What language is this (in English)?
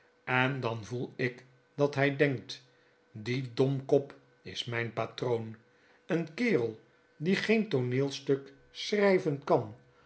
Dutch